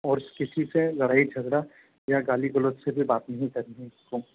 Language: Hindi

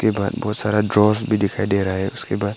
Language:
Hindi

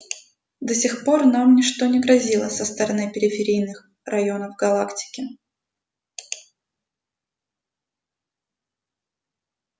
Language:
Russian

